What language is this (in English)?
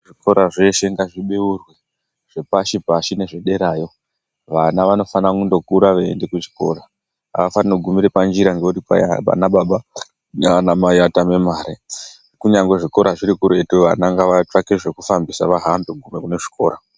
Ndau